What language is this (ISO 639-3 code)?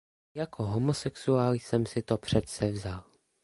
ces